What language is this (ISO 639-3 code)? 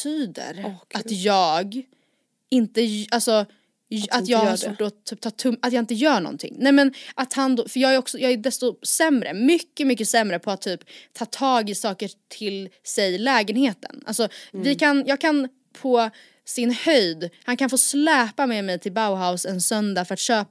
swe